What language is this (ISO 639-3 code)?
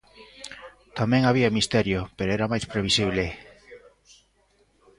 glg